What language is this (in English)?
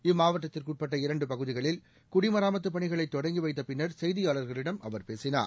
Tamil